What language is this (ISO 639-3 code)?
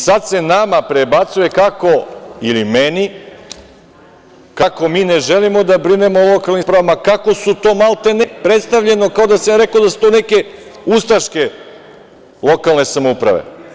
srp